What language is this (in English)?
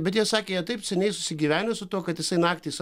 Lithuanian